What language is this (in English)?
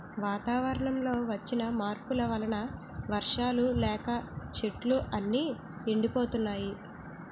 Telugu